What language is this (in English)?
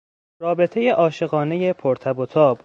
Persian